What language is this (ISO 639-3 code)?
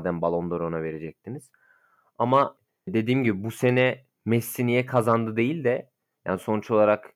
tur